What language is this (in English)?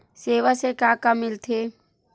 Chhattisgarhi